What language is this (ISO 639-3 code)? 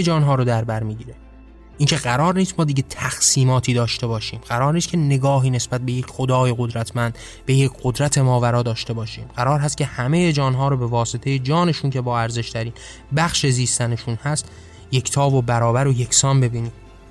fas